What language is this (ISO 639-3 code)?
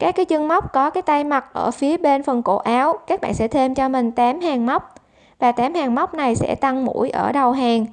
vie